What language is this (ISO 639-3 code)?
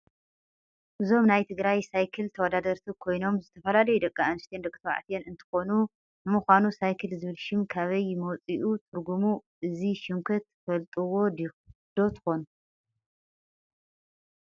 tir